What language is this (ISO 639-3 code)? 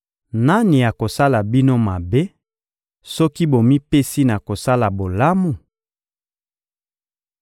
lin